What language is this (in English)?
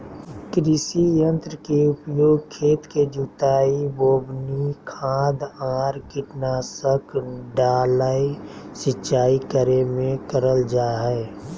Magahi